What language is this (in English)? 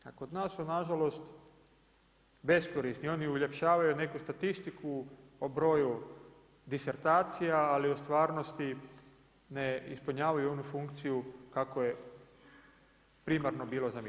Croatian